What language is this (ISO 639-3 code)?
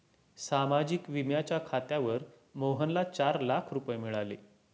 mar